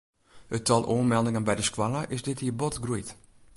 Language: Western Frisian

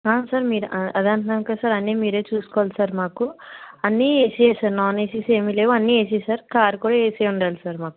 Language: Telugu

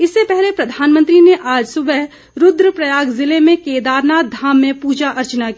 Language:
Hindi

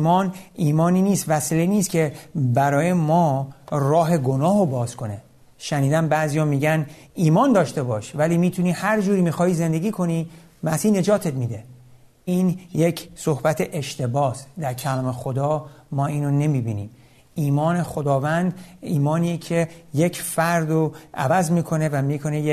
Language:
Persian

